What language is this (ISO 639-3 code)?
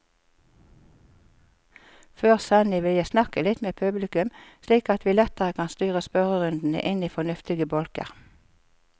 nor